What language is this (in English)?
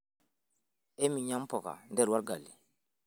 Masai